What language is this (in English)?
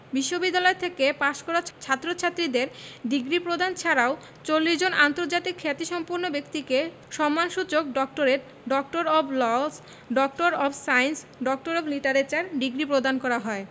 Bangla